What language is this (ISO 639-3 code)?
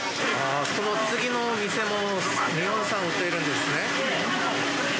jpn